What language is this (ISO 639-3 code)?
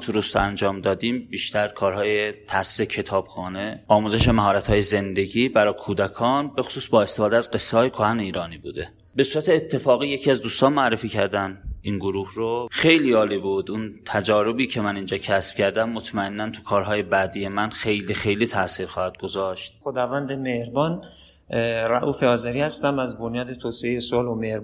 fas